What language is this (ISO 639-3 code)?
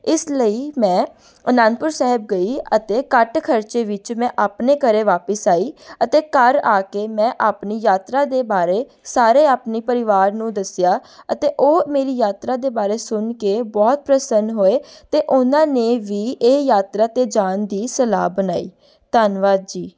pan